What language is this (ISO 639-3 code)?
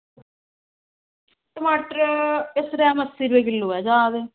doi